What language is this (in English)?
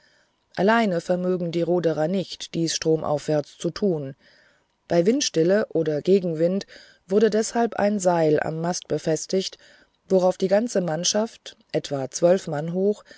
German